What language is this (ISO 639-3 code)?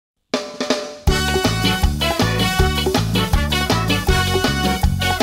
ron